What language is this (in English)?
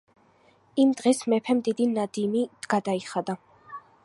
Georgian